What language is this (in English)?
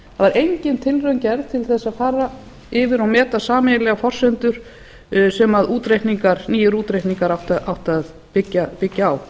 Icelandic